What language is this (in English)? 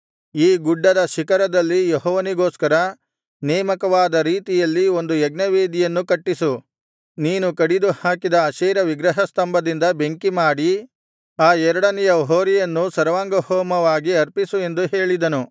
Kannada